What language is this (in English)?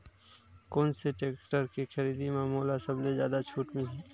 Chhattisgarhi